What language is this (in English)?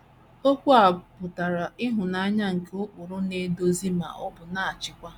Igbo